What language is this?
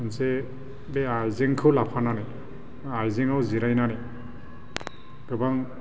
Bodo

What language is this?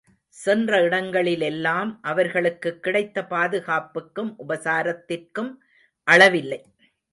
Tamil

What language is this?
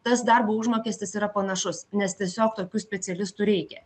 Lithuanian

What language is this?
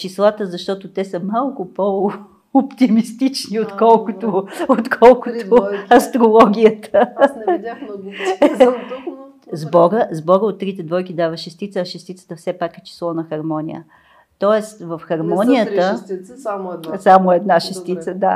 Bulgarian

